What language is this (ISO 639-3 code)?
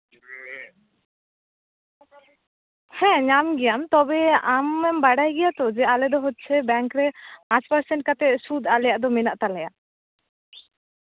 sat